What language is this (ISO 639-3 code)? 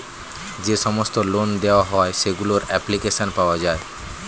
ben